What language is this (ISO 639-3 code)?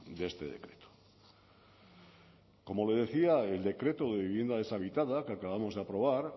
spa